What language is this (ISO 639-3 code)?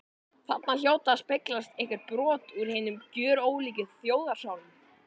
isl